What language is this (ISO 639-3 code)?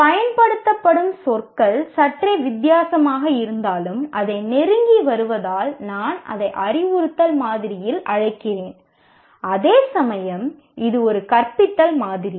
tam